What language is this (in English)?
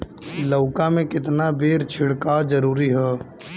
Bhojpuri